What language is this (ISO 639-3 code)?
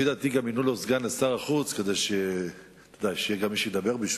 heb